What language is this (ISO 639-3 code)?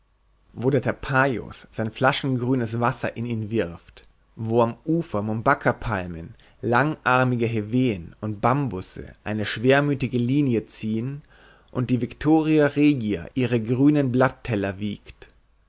deu